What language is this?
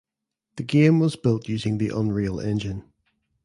English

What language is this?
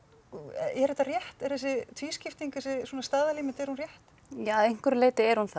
Icelandic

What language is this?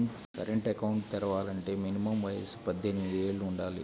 Telugu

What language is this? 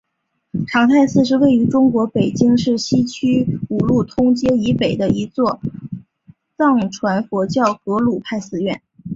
Chinese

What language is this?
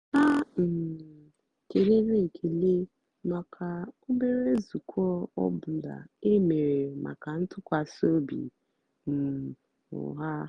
Igbo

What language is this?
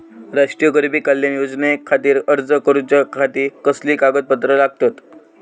Marathi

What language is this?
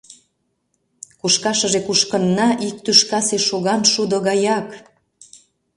Mari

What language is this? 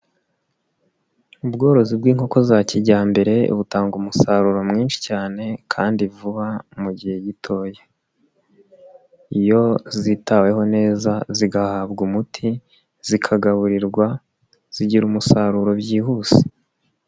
Kinyarwanda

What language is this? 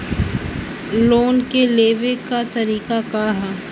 Bhojpuri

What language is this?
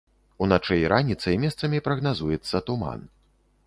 Belarusian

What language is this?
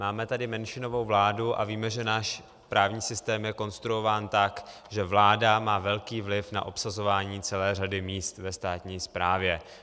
Czech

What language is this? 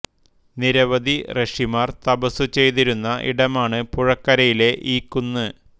Malayalam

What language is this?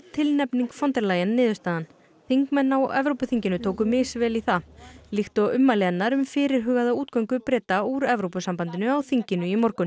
Icelandic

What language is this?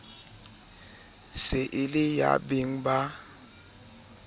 Southern Sotho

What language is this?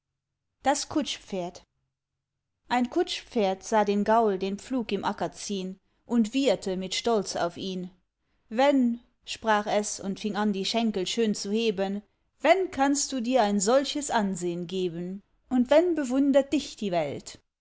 German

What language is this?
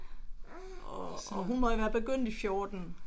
Danish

